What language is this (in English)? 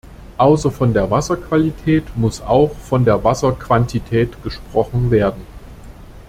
German